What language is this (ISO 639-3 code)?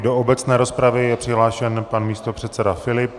ces